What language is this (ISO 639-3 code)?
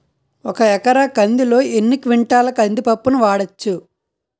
tel